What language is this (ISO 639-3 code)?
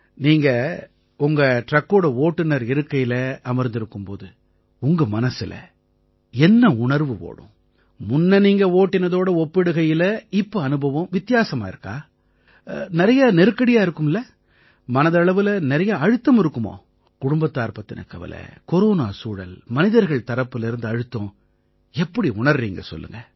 tam